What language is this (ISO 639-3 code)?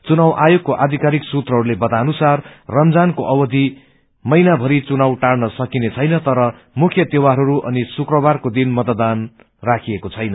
nep